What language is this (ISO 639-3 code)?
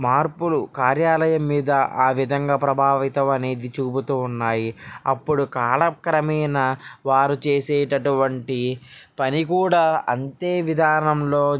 tel